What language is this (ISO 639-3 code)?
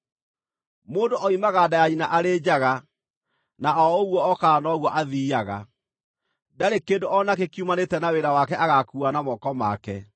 kik